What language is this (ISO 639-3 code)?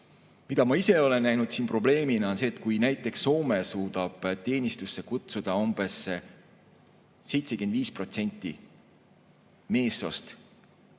est